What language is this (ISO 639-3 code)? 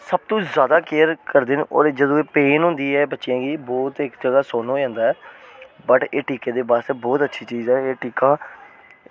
doi